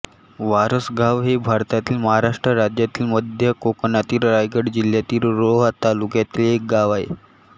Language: Marathi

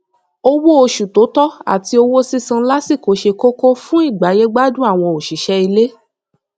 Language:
Yoruba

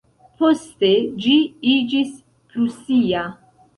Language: Esperanto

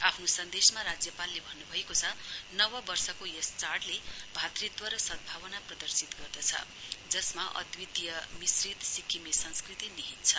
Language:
Nepali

